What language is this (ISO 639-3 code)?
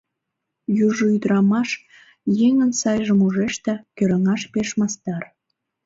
chm